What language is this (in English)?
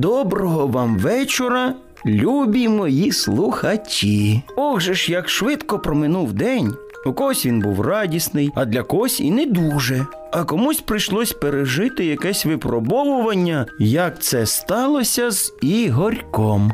Ukrainian